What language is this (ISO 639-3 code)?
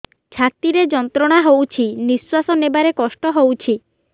ori